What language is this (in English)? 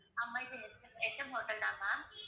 Tamil